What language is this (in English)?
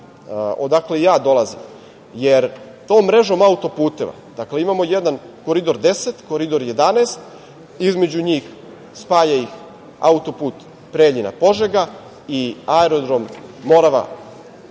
Serbian